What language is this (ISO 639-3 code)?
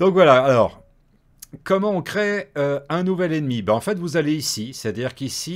fra